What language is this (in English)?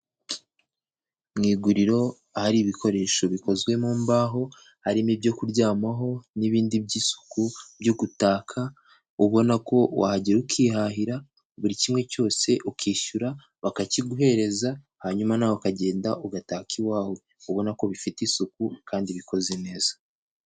Kinyarwanda